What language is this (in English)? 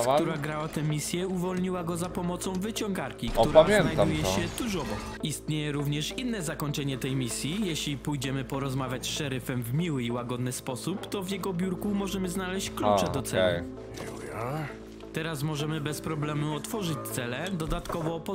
Polish